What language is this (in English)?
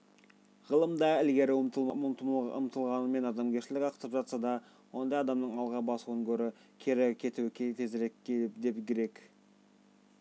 Kazakh